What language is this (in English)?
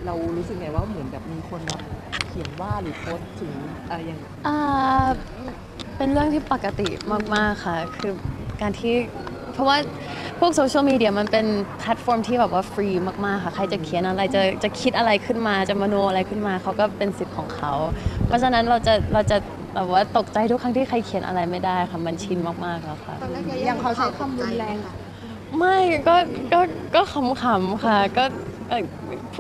Thai